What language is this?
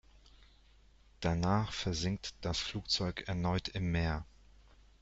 German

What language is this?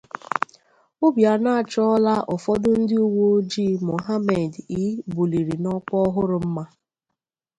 Igbo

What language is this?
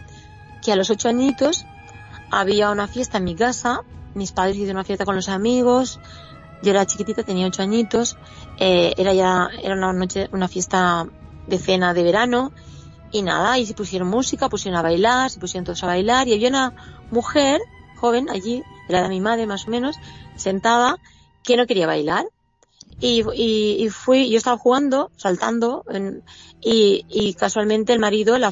Spanish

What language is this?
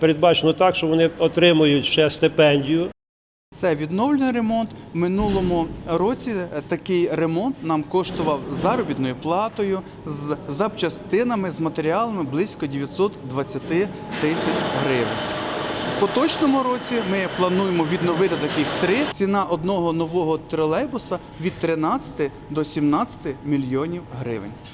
Ukrainian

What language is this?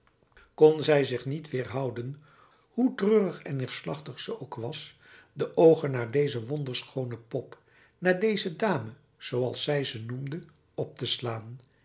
Dutch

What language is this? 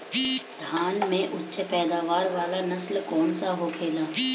Bhojpuri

